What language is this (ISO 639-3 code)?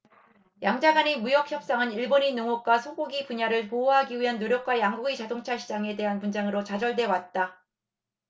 kor